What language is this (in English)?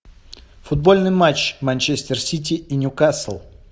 Russian